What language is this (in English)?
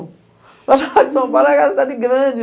Portuguese